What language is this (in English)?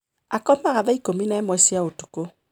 Kikuyu